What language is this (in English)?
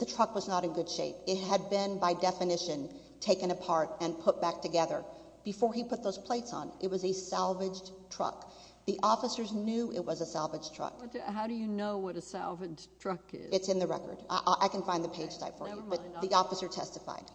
English